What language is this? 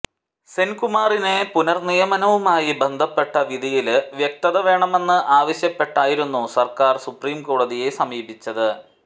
Malayalam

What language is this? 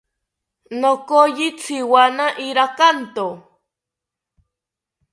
South Ucayali Ashéninka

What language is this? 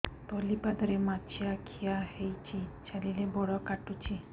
Odia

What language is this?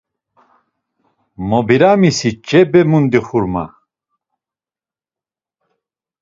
Laz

